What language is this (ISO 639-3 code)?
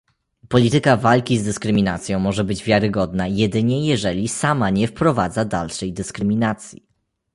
pol